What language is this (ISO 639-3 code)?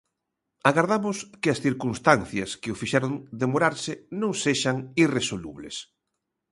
glg